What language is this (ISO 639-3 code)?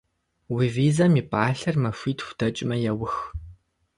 kbd